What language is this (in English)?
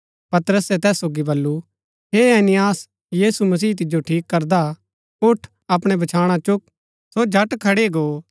Gaddi